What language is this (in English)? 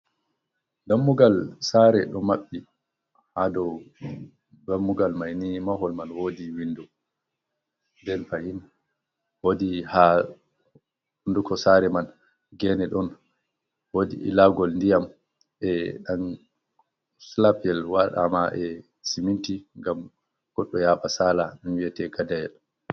Fula